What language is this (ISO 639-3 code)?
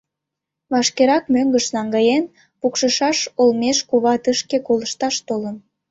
chm